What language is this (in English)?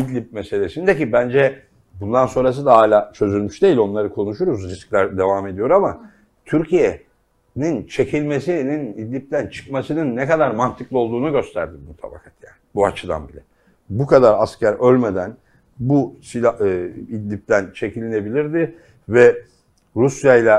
Turkish